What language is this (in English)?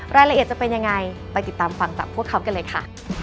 Thai